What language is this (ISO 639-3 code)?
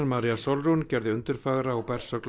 isl